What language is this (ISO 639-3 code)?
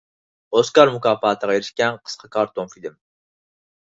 uig